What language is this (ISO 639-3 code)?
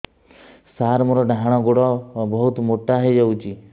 ori